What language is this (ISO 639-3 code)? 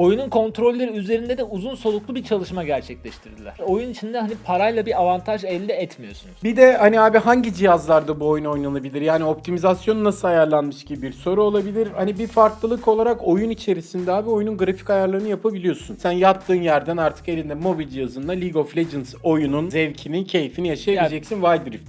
tur